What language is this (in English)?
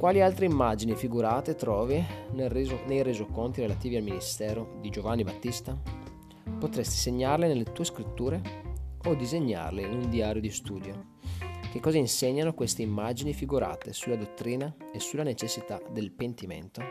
Italian